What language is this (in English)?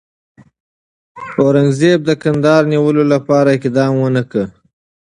Pashto